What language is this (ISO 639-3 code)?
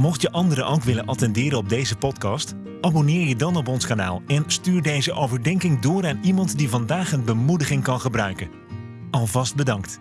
nld